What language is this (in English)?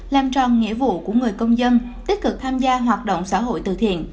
Vietnamese